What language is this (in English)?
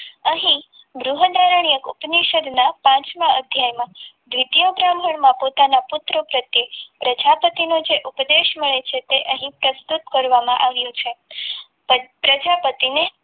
Gujarati